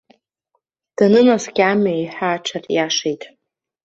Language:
Abkhazian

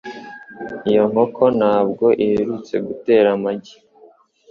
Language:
Kinyarwanda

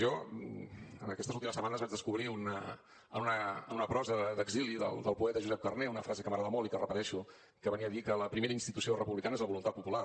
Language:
Catalan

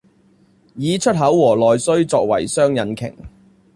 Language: Chinese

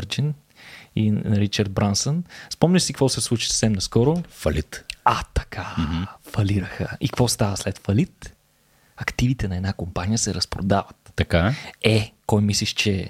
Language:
Bulgarian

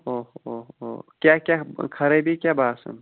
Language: Kashmiri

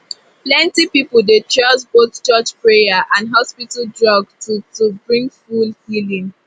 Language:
Nigerian Pidgin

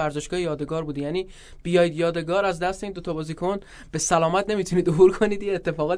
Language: Persian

